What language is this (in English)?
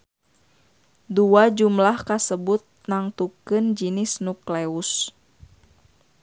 Sundanese